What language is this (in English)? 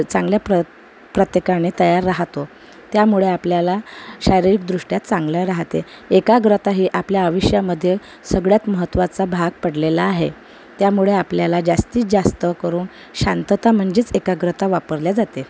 Marathi